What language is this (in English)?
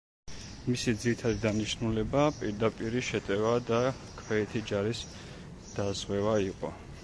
Georgian